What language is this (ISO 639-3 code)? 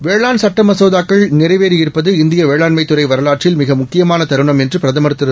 tam